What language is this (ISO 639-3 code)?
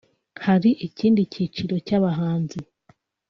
kin